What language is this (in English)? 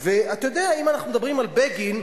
Hebrew